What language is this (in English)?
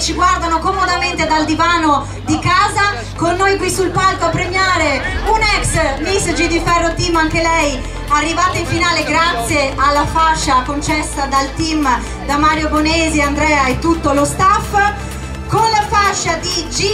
Italian